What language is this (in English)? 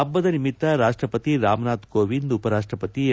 Kannada